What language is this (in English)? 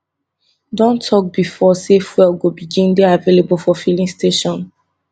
Nigerian Pidgin